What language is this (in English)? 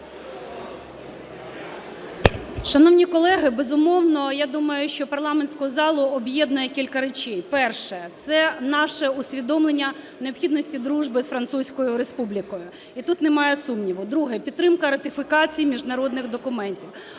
Ukrainian